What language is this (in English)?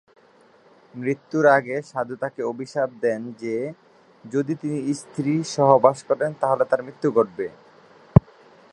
Bangla